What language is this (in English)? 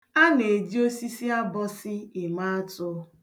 Igbo